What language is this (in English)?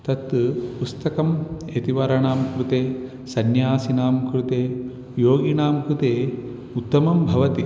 Sanskrit